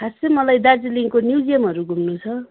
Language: Nepali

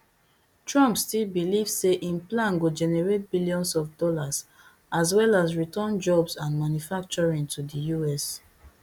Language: Nigerian Pidgin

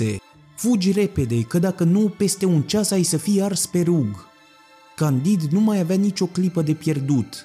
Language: Romanian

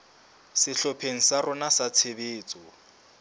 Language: Southern Sotho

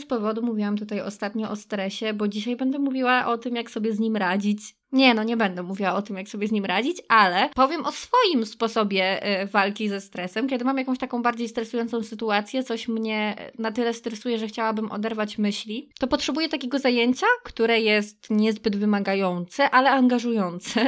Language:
Polish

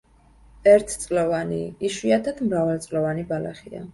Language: Georgian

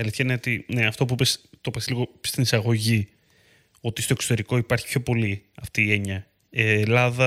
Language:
Greek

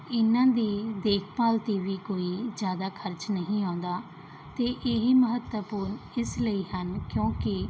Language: Punjabi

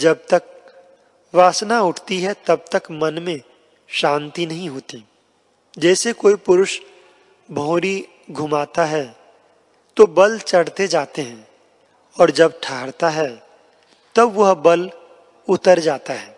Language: Hindi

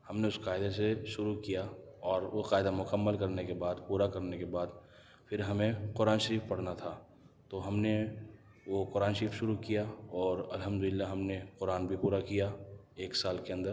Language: Urdu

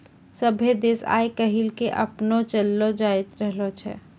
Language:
Maithili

